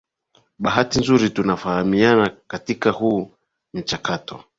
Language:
Swahili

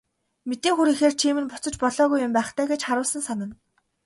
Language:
Mongolian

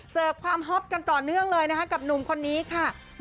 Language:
Thai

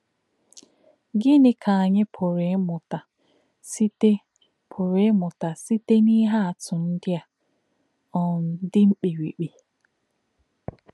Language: Igbo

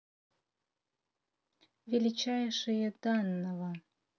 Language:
Russian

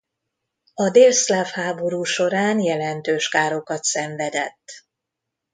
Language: Hungarian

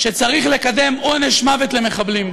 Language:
Hebrew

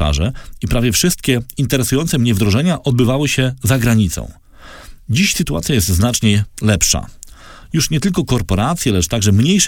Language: Polish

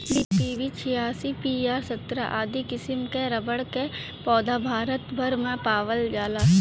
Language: Bhojpuri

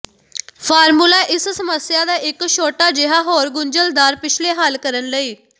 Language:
Punjabi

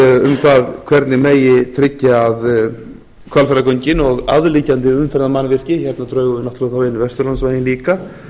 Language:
Icelandic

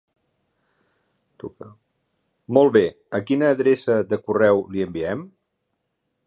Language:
Catalan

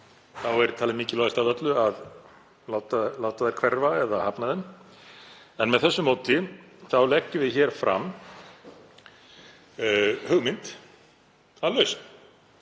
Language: Icelandic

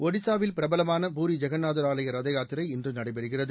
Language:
Tamil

